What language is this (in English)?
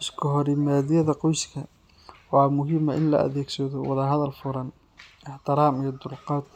Somali